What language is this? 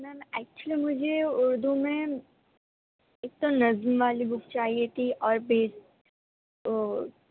Urdu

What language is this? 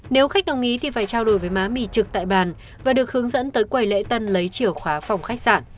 Vietnamese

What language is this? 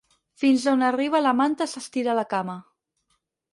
Catalan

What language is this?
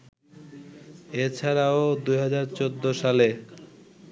Bangla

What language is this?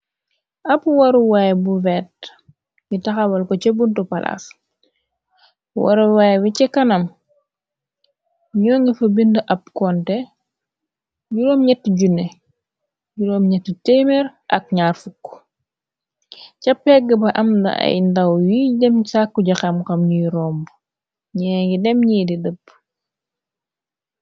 Wolof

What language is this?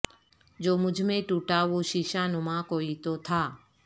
Urdu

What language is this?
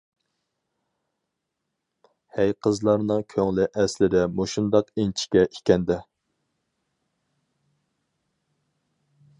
Uyghur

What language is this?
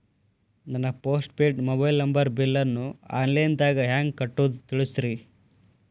Kannada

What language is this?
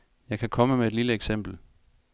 Danish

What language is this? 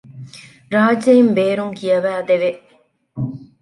Divehi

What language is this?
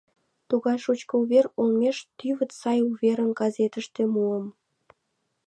Mari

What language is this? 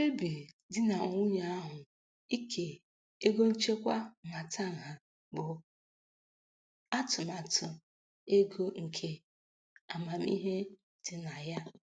Igbo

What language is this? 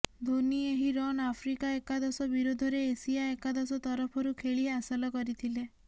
Odia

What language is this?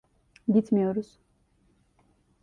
Turkish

